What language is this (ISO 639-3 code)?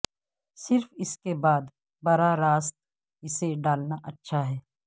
urd